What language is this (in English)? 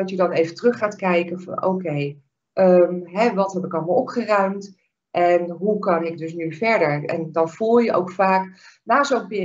Dutch